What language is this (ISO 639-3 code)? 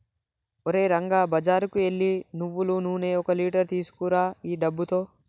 tel